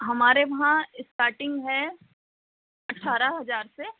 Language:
Hindi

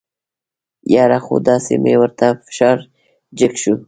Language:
Pashto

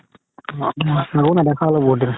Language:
Assamese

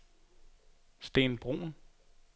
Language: Danish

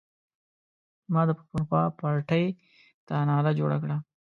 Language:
Pashto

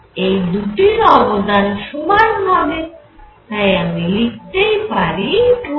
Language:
Bangla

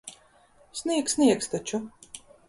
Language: Latvian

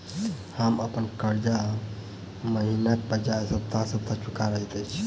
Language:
Maithili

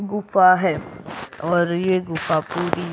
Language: Hindi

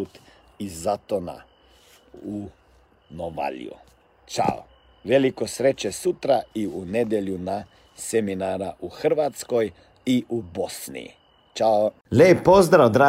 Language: Croatian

